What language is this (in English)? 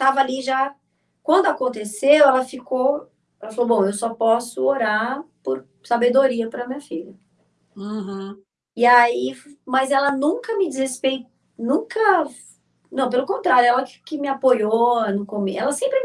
Portuguese